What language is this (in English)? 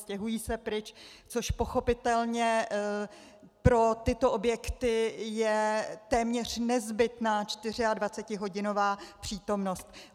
Czech